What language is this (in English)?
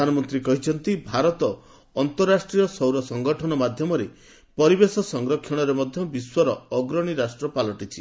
Odia